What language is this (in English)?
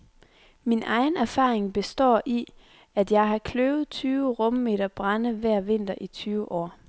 Danish